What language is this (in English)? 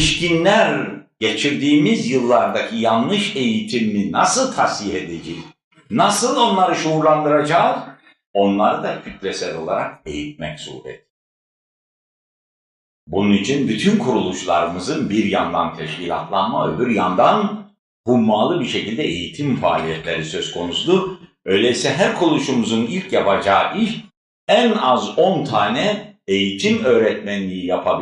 Turkish